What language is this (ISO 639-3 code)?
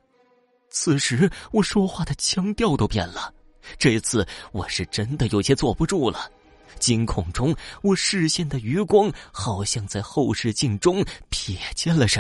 zho